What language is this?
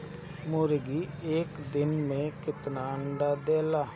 Bhojpuri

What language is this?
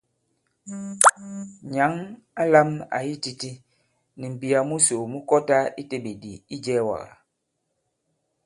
Bankon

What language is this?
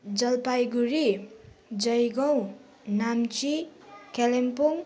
Nepali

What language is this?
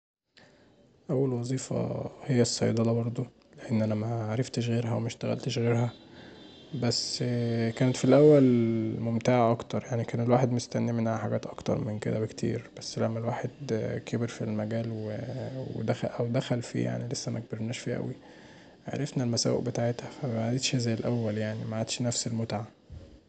Egyptian Arabic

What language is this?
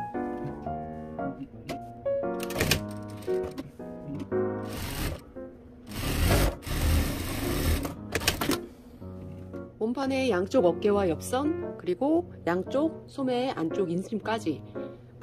Korean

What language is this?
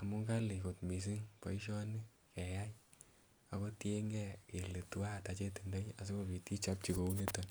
Kalenjin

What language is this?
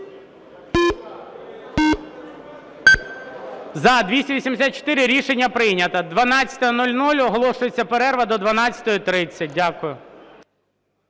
Ukrainian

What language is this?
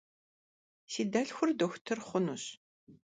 Kabardian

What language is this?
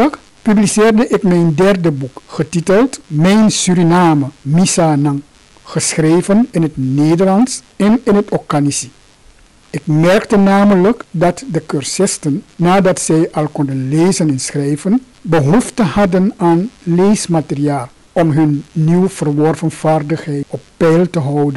Dutch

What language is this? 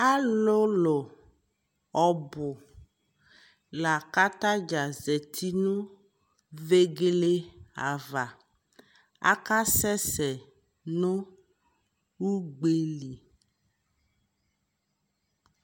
Ikposo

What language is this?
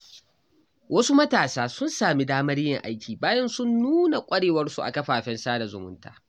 Hausa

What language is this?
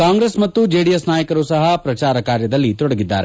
Kannada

